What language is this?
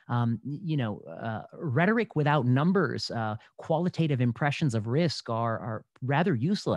English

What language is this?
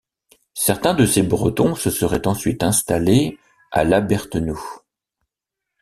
French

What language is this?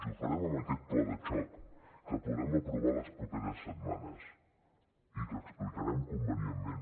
Catalan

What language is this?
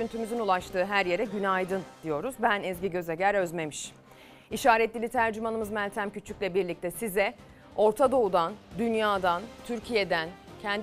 Turkish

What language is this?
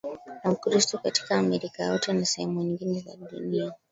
Swahili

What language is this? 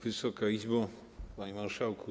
Polish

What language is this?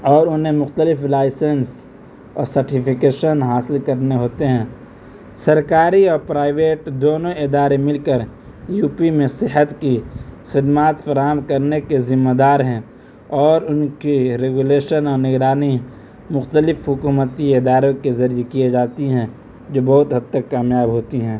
Urdu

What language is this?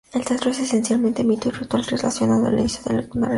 Spanish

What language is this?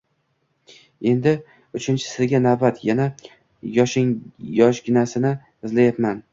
Uzbek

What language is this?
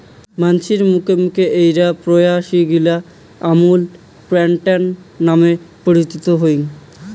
Bangla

